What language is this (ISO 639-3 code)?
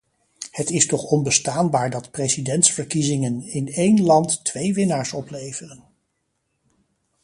nld